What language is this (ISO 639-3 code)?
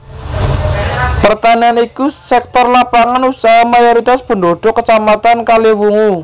jav